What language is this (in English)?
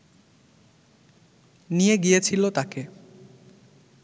Bangla